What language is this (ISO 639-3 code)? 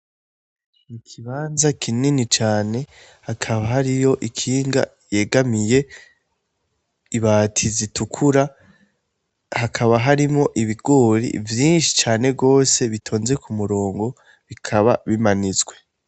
run